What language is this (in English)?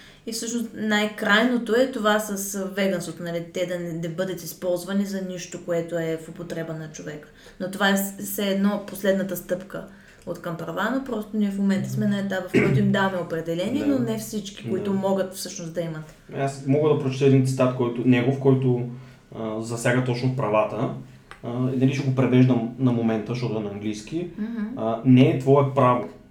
Bulgarian